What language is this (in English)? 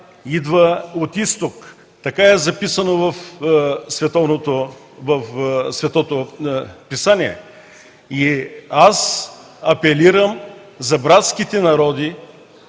Bulgarian